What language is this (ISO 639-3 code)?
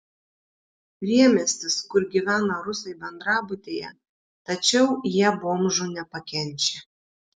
lit